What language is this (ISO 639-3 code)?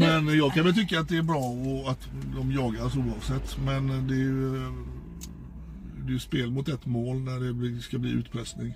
swe